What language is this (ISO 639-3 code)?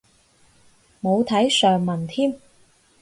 yue